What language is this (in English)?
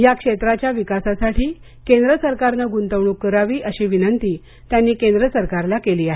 Marathi